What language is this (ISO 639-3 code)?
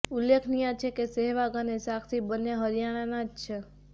guj